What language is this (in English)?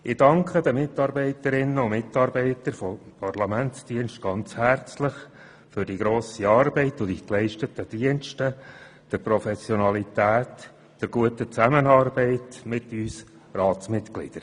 Swiss German